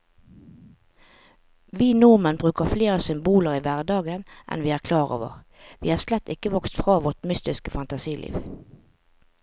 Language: Norwegian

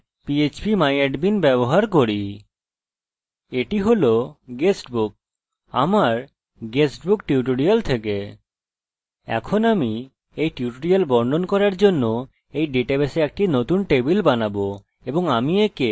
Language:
Bangla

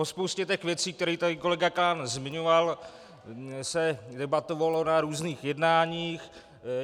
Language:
Czech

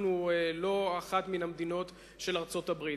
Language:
Hebrew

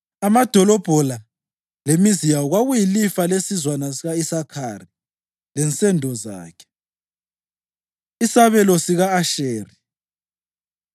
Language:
North Ndebele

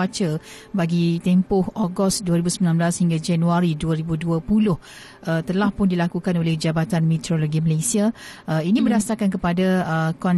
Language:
Malay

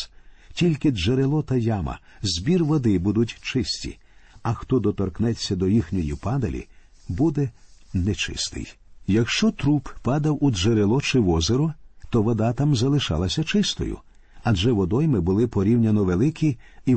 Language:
Ukrainian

